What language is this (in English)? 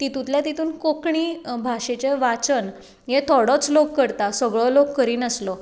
Konkani